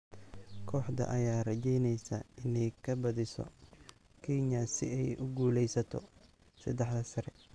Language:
Somali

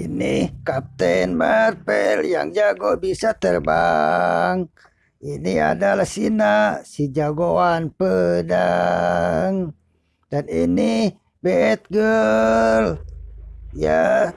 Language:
Indonesian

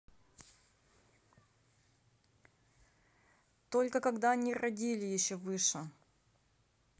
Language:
Russian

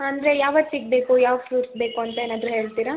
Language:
Kannada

